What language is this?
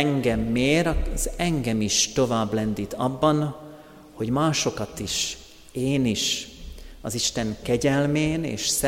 Hungarian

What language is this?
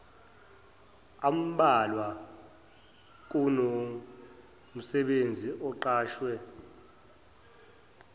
Zulu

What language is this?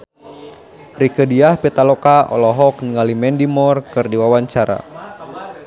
Sundanese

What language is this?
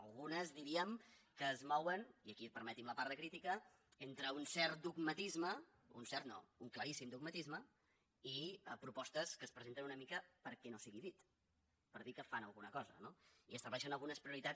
Catalan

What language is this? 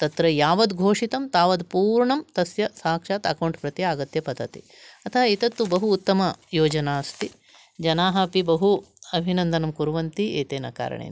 Sanskrit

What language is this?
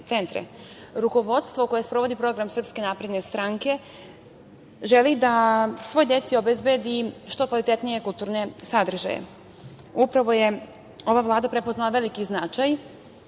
Serbian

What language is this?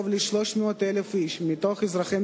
Hebrew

